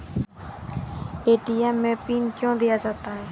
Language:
Maithili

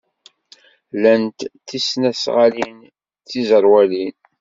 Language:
Kabyle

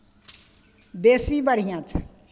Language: Maithili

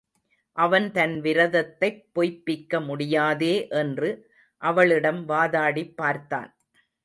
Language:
Tamil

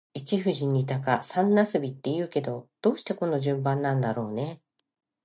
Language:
Japanese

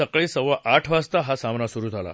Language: Marathi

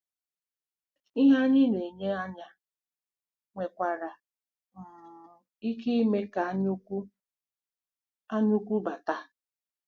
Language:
Igbo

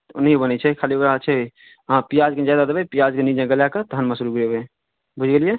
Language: Maithili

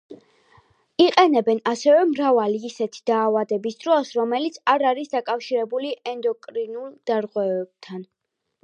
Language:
Georgian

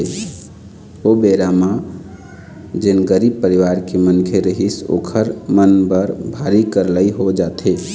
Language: Chhattisgarhi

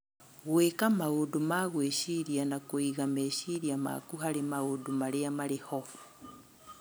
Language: Kikuyu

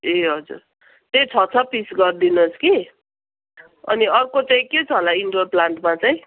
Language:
Nepali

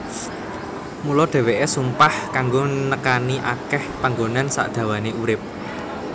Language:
Javanese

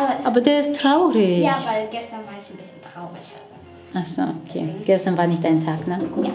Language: German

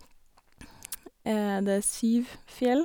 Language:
Norwegian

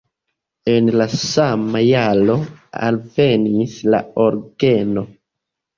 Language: Esperanto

